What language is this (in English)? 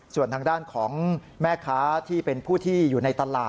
Thai